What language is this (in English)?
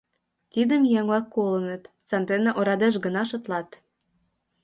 Mari